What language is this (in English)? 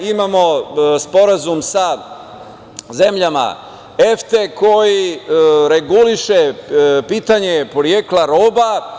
Serbian